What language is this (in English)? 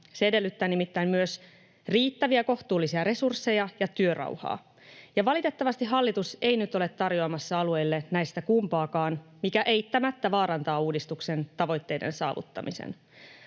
Finnish